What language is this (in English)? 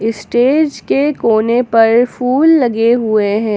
Hindi